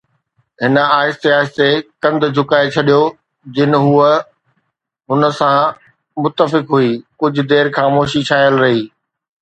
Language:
Sindhi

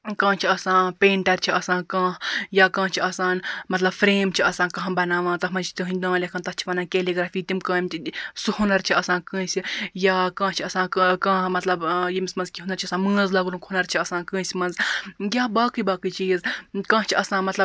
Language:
Kashmiri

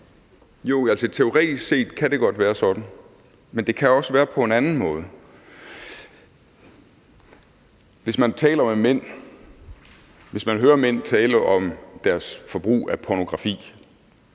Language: Danish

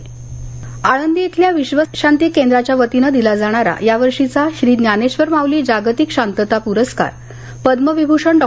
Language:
Marathi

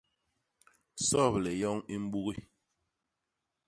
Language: Basaa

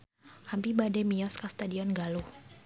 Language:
Sundanese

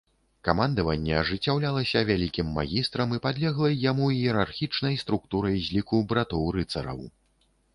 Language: Belarusian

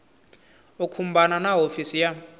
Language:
Tsonga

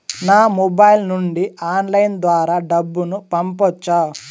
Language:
Telugu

